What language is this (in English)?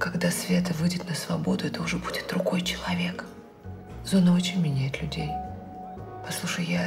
Russian